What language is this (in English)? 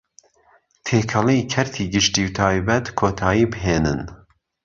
Central Kurdish